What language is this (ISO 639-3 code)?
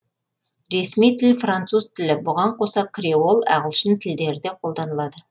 kaz